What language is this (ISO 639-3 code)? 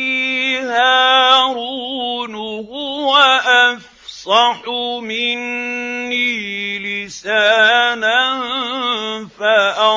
ara